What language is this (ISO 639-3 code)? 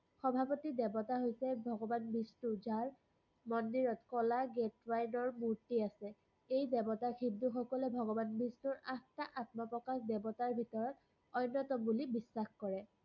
asm